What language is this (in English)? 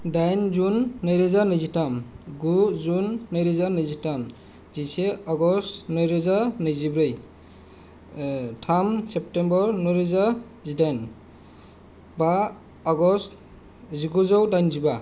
Bodo